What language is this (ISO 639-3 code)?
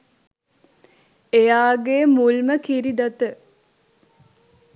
sin